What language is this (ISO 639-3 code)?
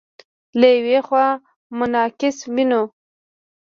pus